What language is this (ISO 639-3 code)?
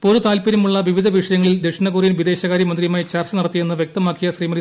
mal